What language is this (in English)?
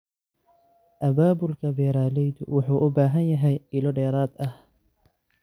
Somali